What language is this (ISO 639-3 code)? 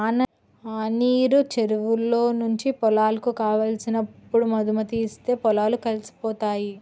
tel